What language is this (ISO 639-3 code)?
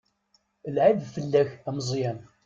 kab